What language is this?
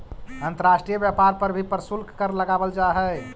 Magahi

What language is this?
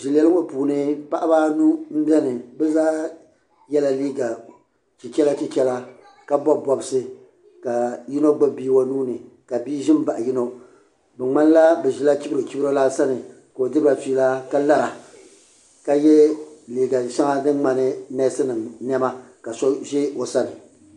Dagbani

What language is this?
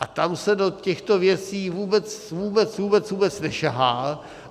Czech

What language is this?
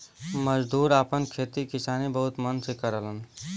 Bhojpuri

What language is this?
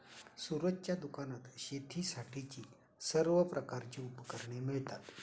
Marathi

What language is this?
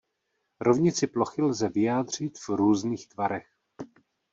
Czech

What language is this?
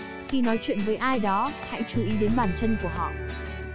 Vietnamese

